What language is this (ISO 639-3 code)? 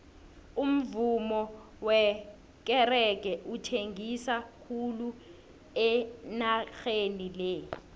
nbl